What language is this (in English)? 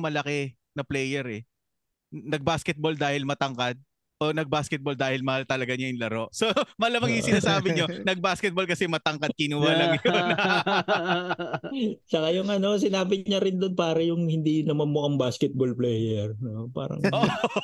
Filipino